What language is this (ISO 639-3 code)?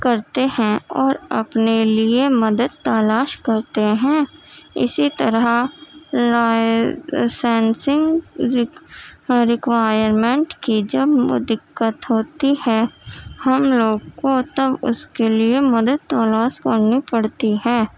urd